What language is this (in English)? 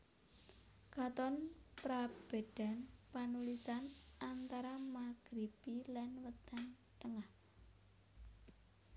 Javanese